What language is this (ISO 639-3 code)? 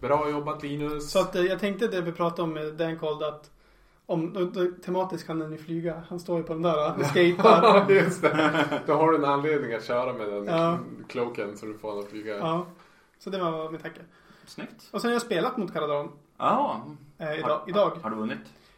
swe